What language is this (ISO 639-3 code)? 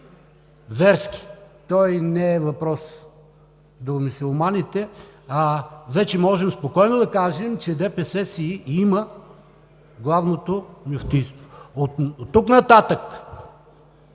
bul